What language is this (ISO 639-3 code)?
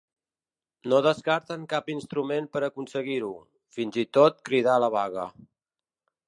cat